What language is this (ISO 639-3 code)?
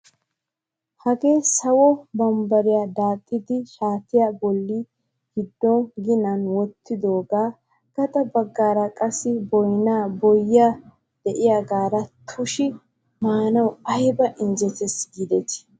wal